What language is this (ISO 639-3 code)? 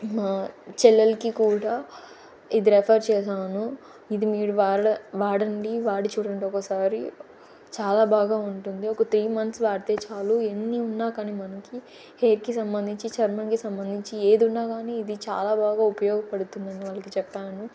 tel